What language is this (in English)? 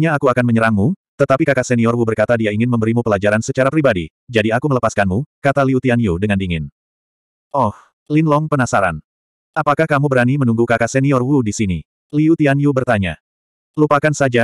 Indonesian